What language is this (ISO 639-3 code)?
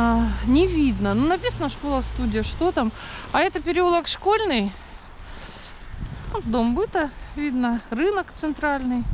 rus